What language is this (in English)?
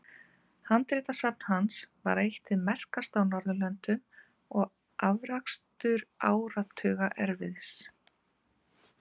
Icelandic